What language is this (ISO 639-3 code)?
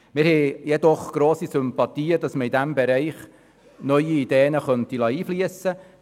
gsw